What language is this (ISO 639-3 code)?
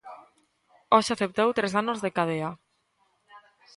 glg